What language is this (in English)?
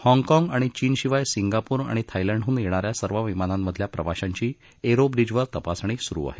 Marathi